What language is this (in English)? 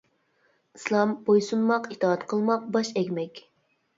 Uyghur